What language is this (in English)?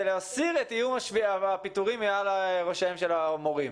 Hebrew